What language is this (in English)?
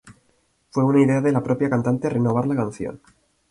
Spanish